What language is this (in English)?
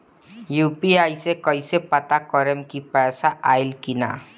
Bhojpuri